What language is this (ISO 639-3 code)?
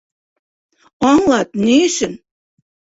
bak